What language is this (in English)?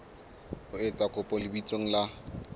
Southern Sotho